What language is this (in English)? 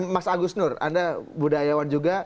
Indonesian